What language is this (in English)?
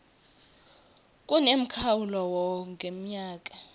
Swati